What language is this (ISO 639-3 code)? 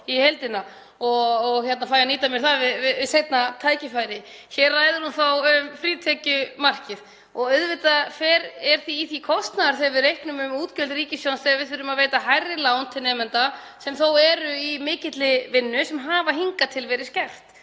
isl